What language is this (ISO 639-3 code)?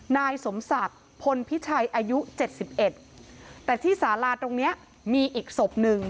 tha